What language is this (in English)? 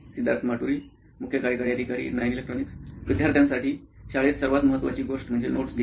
Marathi